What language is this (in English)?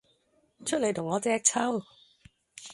Cantonese